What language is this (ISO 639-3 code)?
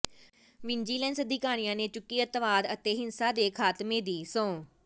pan